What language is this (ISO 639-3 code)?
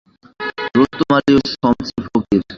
ben